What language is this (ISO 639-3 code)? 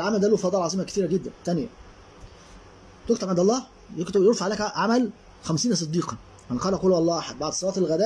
ara